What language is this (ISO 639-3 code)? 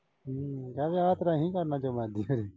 pan